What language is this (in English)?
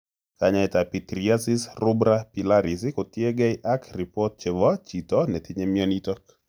Kalenjin